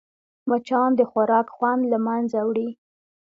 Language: Pashto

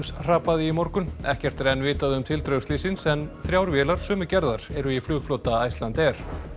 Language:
Icelandic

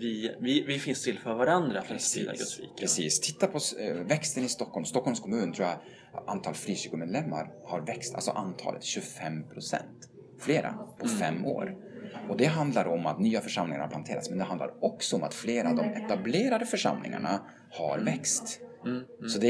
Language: Swedish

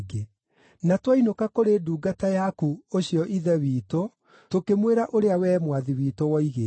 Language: Kikuyu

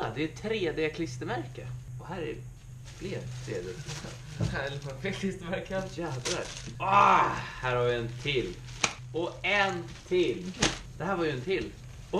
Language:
Swedish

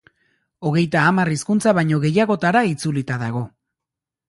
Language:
Basque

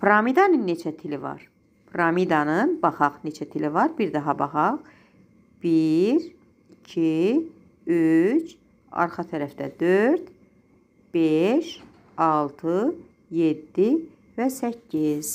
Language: Turkish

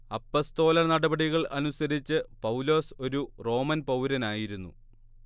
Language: Malayalam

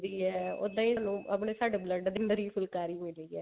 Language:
Punjabi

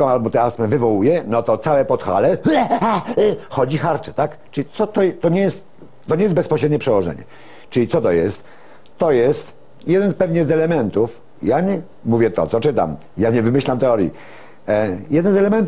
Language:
Polish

